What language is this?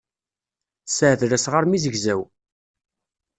Kabyle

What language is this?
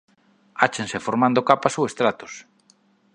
Galician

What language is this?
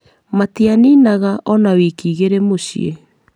Kikuyu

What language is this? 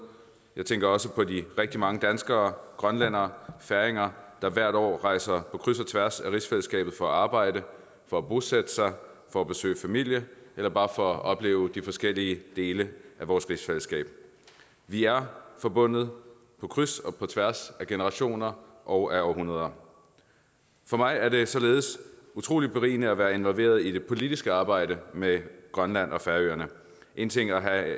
Danish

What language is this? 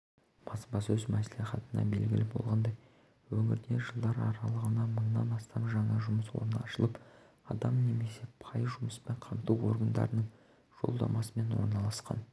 Kazakh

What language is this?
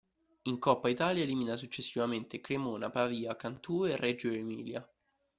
Italian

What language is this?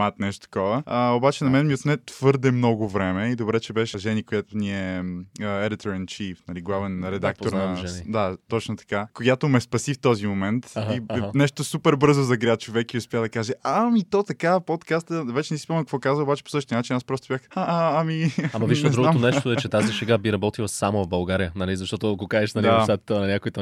Bulgarian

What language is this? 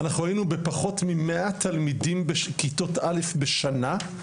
Hebrew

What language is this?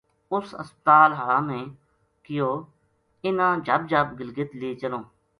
Gujari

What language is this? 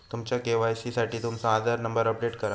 Marathi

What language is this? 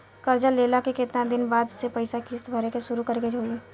Bhojpuri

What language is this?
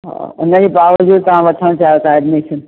Sindhi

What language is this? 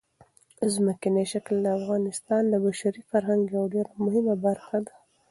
Pashto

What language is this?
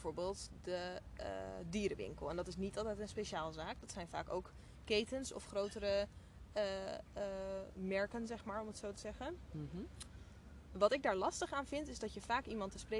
Dutch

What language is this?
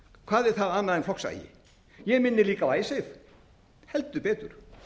Icelandic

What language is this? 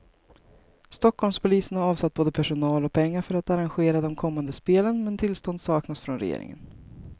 Swedish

